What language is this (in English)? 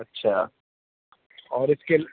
Urdu